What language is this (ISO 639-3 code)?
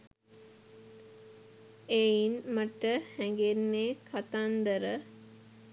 sin